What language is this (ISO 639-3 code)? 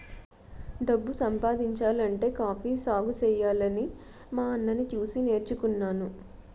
tel